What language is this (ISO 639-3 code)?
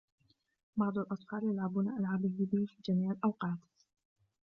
ara